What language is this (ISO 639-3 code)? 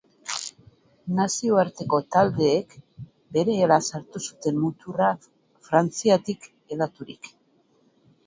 eus